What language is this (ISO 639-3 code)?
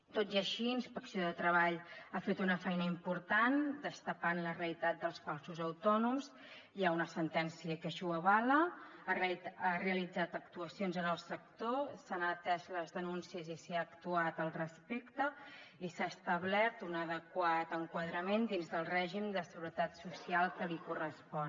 cat